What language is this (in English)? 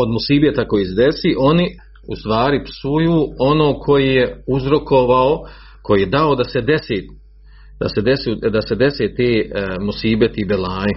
Croatian